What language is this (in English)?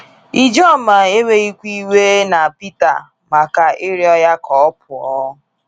Igbo